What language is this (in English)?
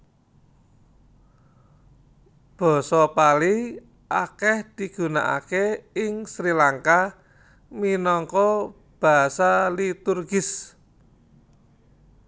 Javanese